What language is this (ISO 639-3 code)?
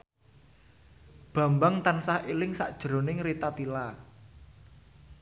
jav